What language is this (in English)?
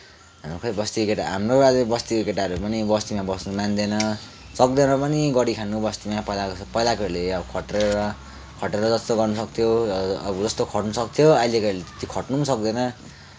Nepali